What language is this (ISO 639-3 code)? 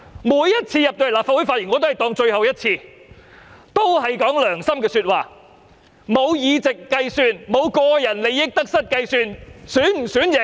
yue